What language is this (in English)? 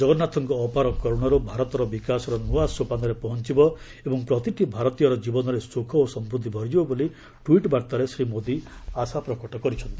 Odia